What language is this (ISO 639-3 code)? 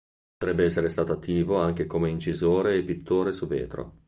ita